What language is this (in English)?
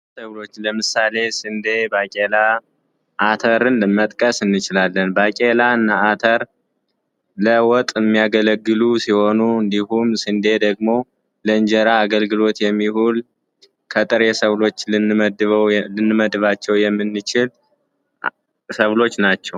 Amharic